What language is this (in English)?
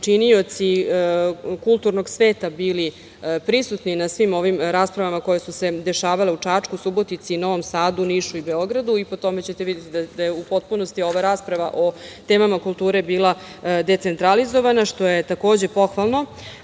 Serbian